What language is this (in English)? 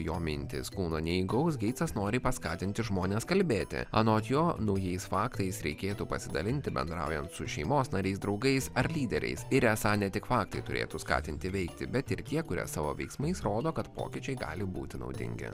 Lithuanian